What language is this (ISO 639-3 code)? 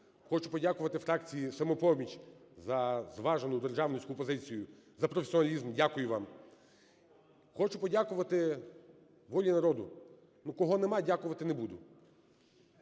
ukr